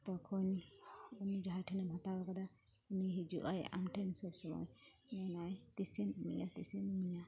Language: Santali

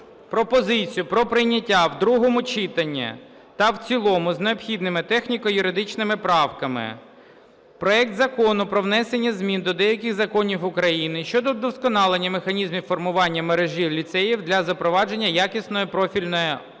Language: Ukrainian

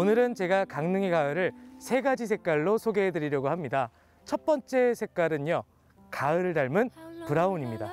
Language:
Korean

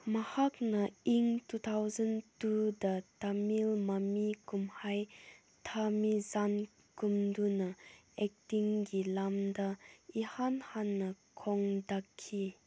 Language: Manipuri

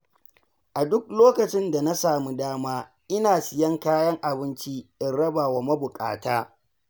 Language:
Hausa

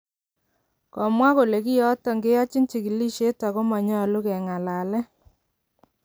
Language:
Kalenjin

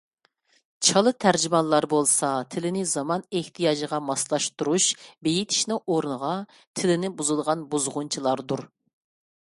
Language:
Uyghur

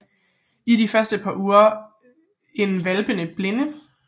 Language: Danish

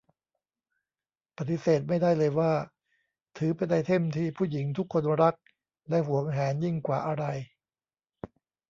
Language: Thai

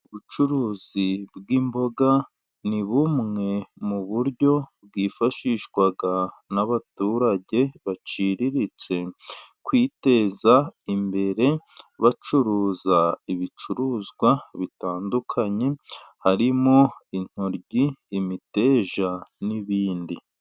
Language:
Kinyarwanda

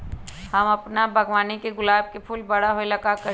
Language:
Magahi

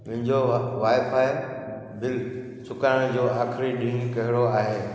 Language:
Sindhi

